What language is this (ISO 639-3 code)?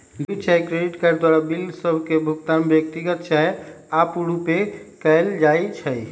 mag